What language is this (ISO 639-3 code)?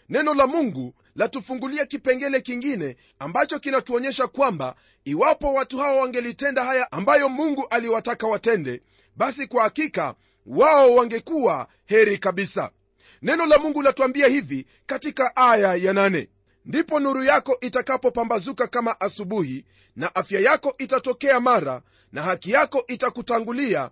swa